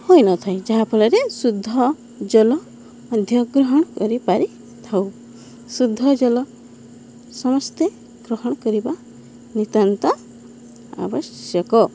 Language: Odia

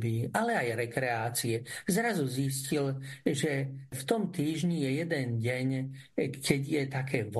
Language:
Slovak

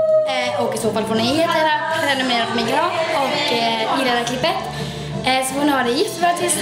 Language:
Swedish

